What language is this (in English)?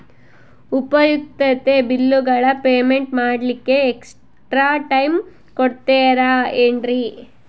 Kannada